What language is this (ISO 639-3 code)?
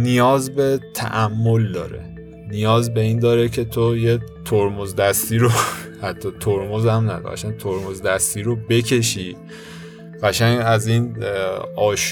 fas